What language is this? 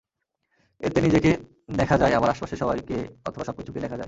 Bangla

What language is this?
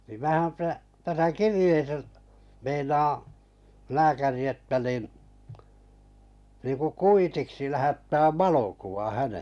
Finnish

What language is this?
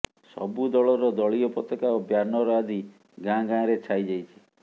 Odia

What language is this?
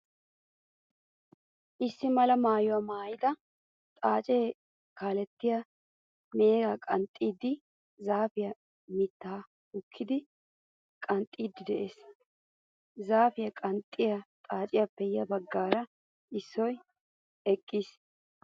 Wolaytta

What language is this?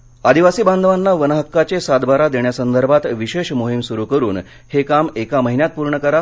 Marathi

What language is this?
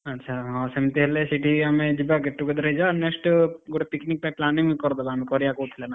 Odia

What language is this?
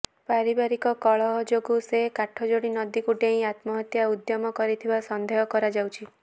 Odia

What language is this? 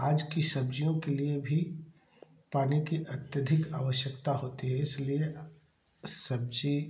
Hindi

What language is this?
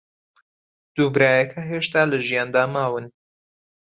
Central Kurdish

